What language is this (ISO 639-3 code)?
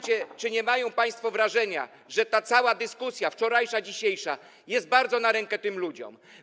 pol